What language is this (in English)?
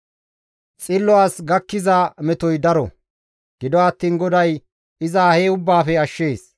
Gamo